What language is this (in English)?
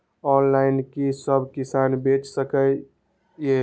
Maithili